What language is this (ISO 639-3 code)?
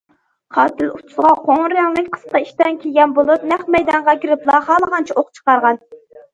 uig